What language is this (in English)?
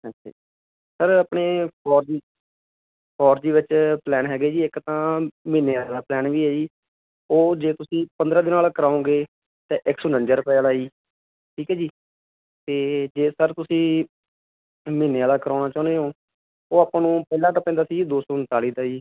Punjabi